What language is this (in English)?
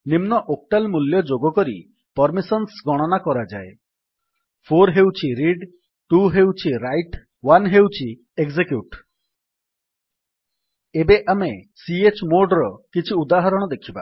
Odia